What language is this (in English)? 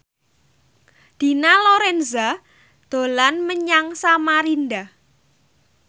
Javanese